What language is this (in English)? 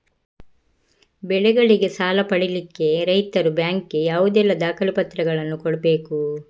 Kannada